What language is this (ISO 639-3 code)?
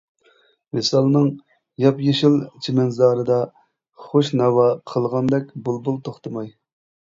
uig